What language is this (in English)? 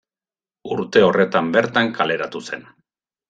Basque